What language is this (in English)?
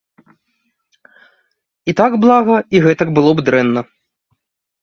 Belarusian